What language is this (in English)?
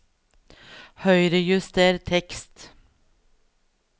Norwegian